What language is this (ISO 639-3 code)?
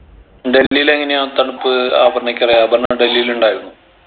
mal